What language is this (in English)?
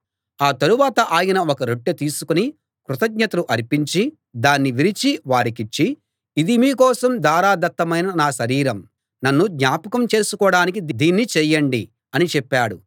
Telugu